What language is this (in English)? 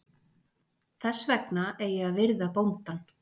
Icelandic